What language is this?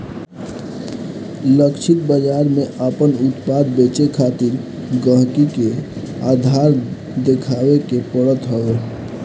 Bhojpuri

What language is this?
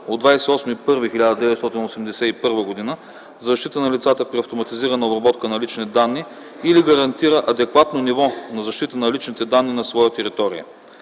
Bulgarian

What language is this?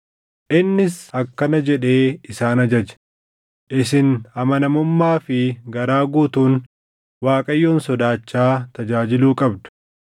Oromo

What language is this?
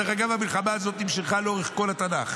Hebrew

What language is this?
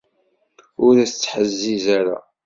Kabyle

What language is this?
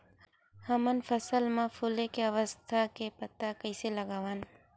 Chhattisgarhi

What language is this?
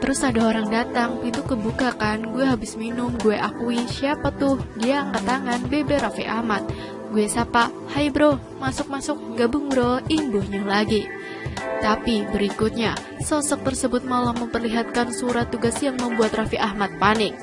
Indonesian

